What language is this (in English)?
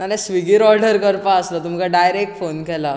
Konkani